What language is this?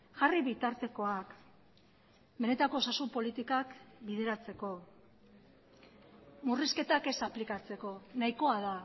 Basque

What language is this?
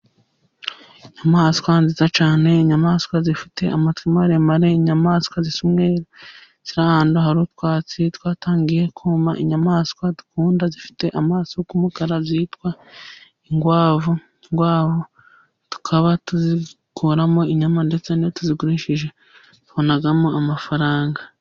Kinyarwanda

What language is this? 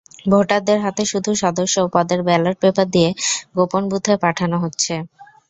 Bangla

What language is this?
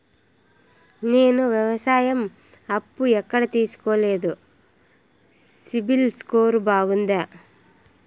Telugu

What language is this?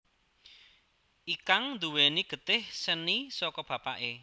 Javanese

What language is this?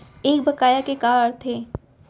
Chhattisgarhi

